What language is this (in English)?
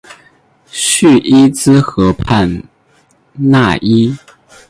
Chinese